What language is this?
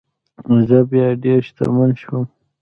Pashto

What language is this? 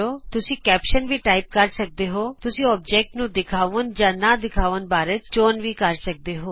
Punjabi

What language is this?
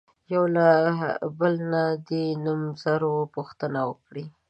Pashto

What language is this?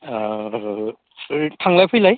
Bodo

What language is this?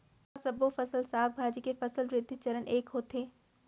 Chhattisgarhi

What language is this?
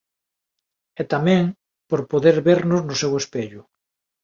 Galician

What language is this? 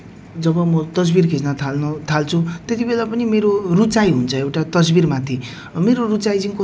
Nepali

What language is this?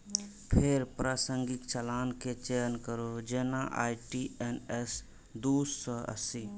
Maithili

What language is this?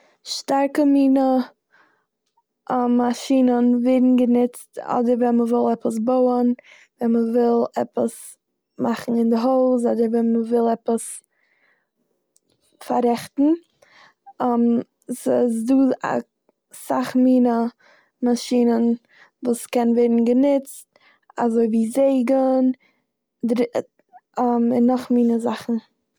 Yiddish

